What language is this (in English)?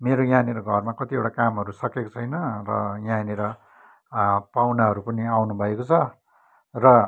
Nepali